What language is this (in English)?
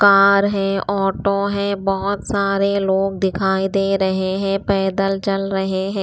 Hindi